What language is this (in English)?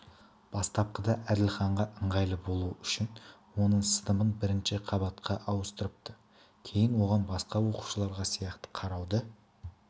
Kazakh